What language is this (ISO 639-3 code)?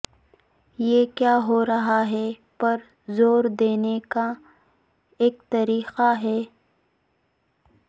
urd